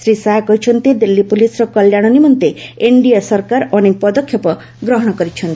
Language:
Odia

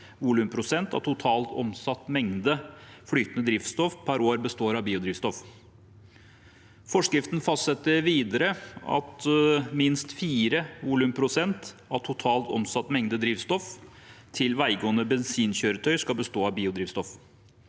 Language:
Norwegian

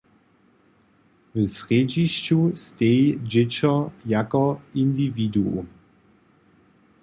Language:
Upper Sorbian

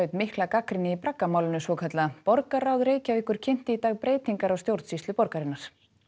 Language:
Icelandic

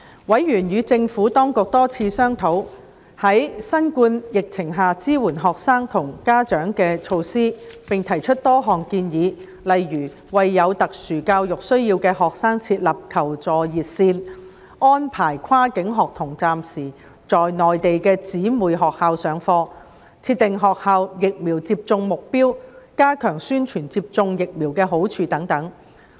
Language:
Cantonese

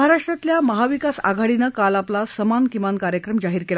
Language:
Marathi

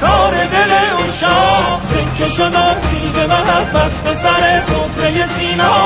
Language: Persian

